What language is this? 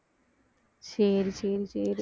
Tamil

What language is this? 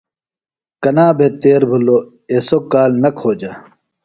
Phalura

